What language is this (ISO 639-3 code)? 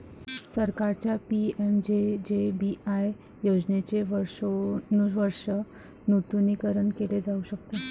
mar